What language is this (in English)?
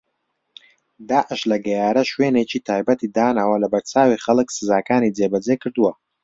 Central Kurdish